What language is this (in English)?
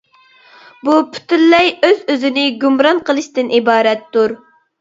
Uyghur